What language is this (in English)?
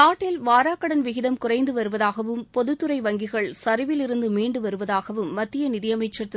Tamil